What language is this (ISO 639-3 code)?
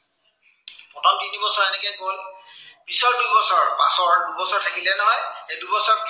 asm